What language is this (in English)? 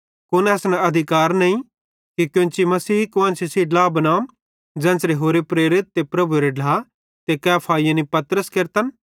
Bhadrawahi